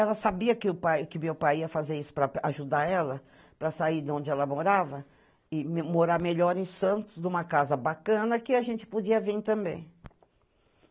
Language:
Portuguese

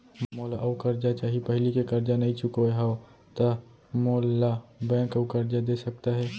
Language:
Chhattisgarhi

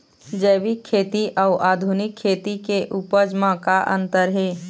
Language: Chhattisgarhi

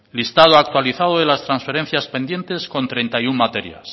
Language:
Spanish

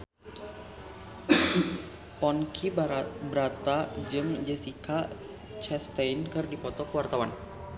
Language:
Sundanese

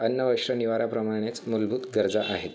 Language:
Marathi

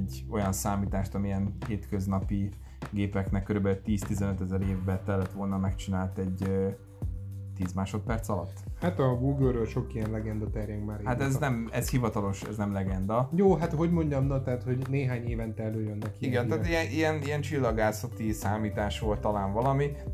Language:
Hungarian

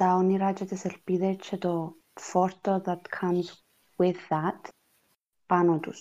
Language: Greek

